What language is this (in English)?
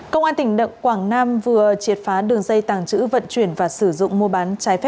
Vietnamese